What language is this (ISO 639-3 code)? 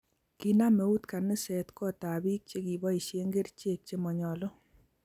kln